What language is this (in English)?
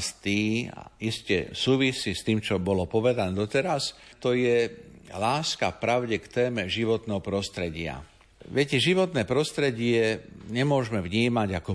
Slovak